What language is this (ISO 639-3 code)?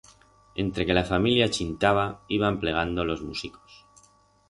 arg